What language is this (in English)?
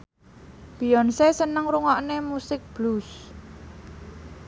Javanese